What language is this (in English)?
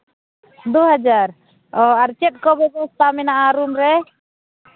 Santali